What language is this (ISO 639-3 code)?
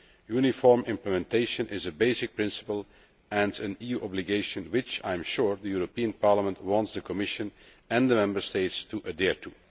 eng